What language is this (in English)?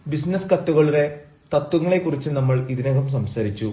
Malayalam